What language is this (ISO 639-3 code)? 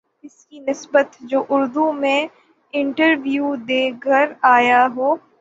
urd